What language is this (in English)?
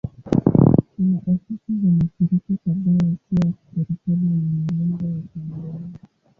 Swahili